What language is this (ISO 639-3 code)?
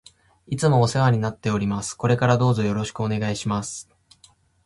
jpn